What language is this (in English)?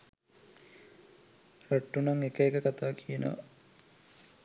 Sinhala